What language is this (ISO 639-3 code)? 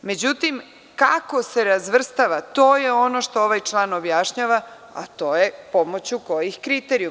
srp